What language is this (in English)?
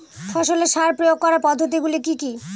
Bangla